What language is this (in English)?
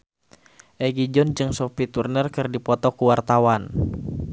Sundanese